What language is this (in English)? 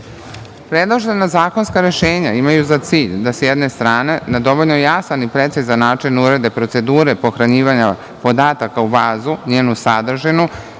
Serbian